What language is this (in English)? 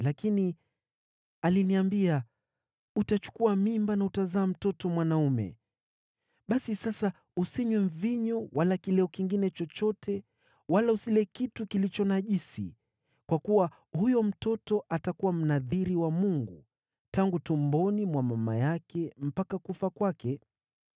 Swahili